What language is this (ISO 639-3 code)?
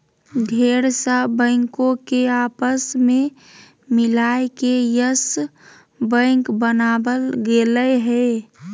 mag